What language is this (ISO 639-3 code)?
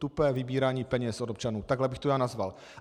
ces